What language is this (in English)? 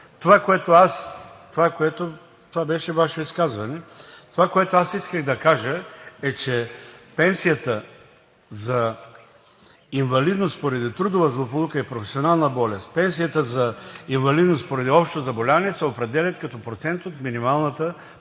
Bulgarian